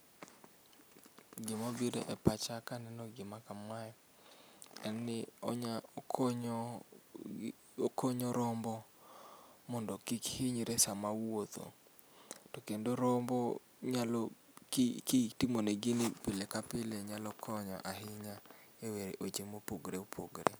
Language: Luo (Kenya and Tanzania)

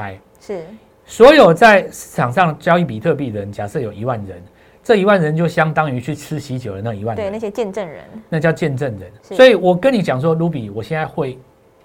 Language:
Chinese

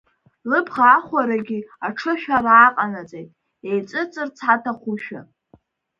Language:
Abkhazian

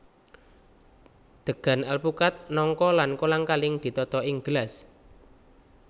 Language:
Javanese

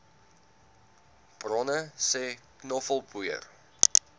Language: Afrikaans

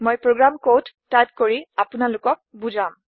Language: Assamese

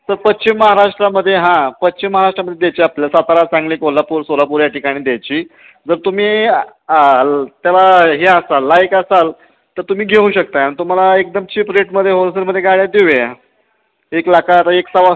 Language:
Marathi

